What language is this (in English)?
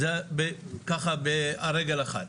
Hebrew